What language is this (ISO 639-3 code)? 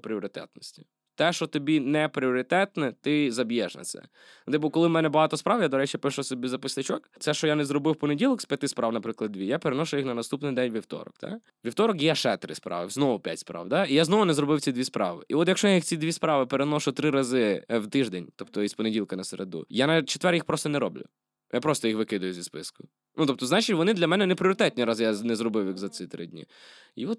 ukr